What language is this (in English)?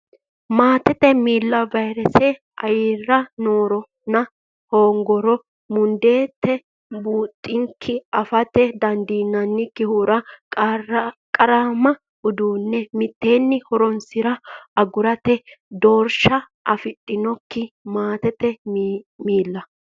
Sidamo